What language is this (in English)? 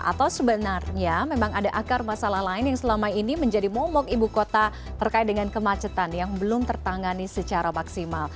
Indonesian